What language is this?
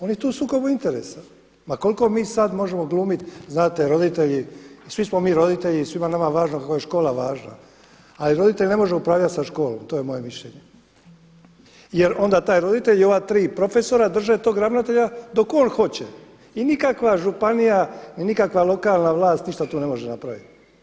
Croatian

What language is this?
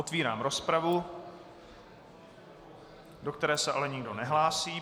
Czech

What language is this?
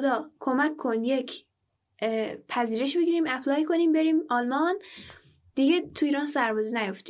Persian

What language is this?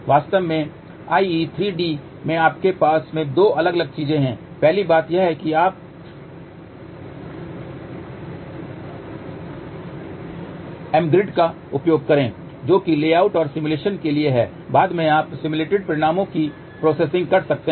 Hindi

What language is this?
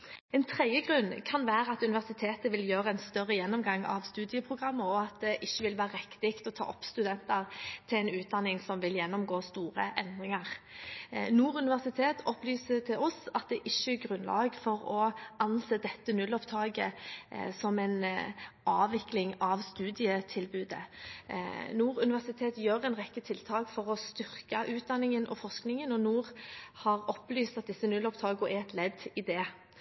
Norwegian Bokmål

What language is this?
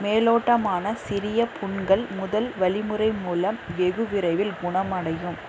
Tamil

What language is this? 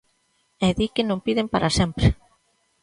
Galician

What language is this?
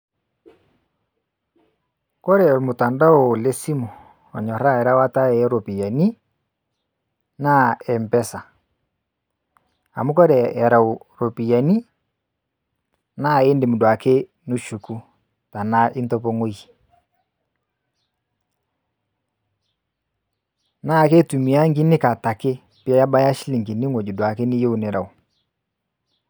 Masai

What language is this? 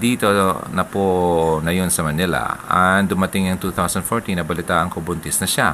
Filipino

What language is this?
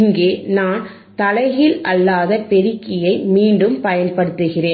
Tamil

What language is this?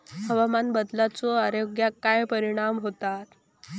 Marathi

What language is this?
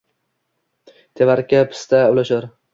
Uzbek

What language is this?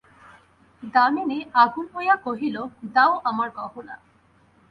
Bangla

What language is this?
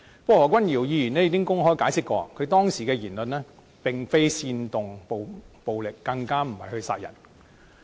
Cantonese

